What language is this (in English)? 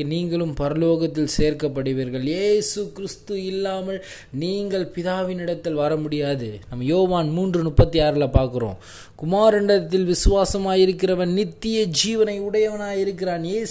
Tamil